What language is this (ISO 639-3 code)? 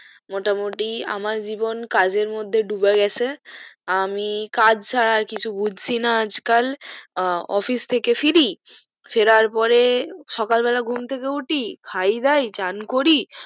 ben